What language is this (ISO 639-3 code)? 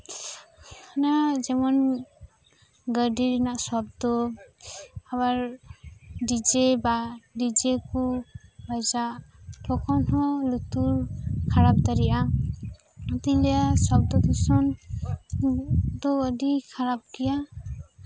sat